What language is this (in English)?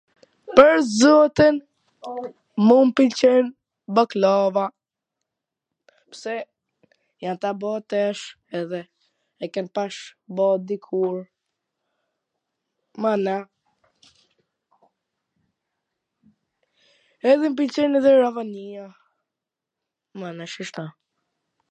Gheg Albanian